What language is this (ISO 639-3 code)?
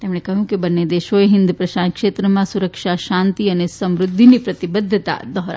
guj